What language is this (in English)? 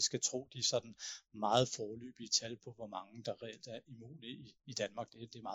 Danish